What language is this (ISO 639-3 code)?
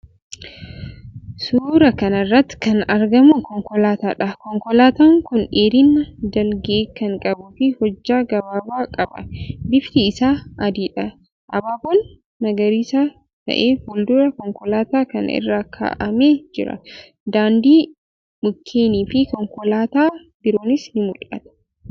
orm